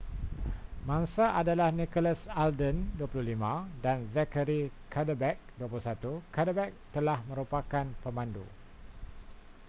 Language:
Malay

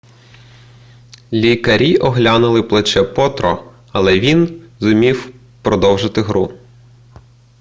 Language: Ukrainian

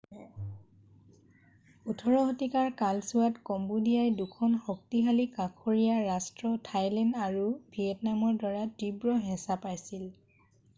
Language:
Assamese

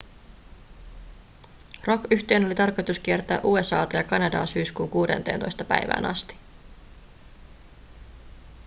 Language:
Finnish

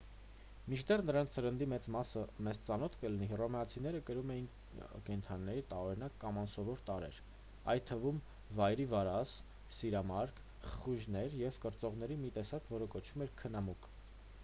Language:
Armenian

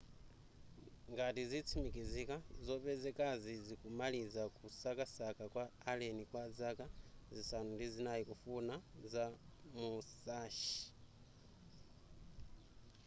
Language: Nyanja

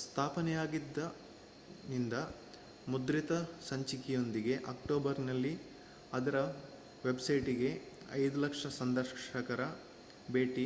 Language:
Kannada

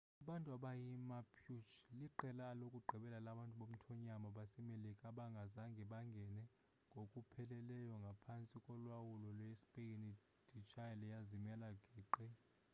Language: Xhosa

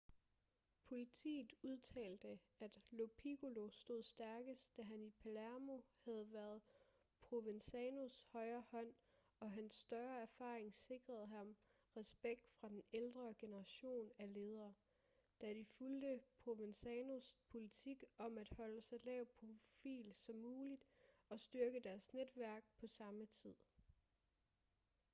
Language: Danish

